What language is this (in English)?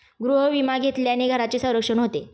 Marathi